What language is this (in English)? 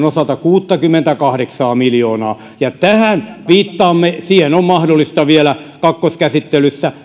Finnish